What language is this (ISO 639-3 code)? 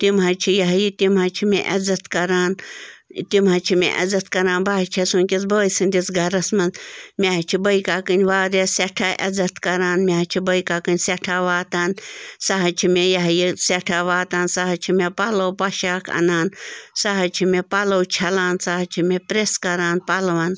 kas